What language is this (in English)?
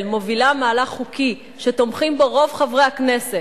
Hebrew